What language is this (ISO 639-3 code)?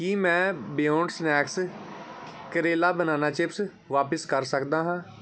pan